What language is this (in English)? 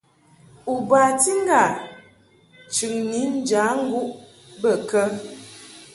Mungaka